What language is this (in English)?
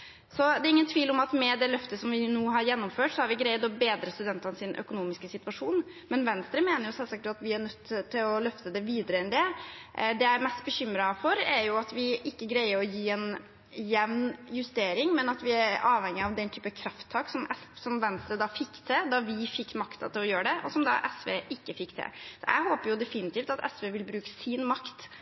Norwegian Bokmål